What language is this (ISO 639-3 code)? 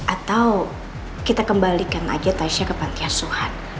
ind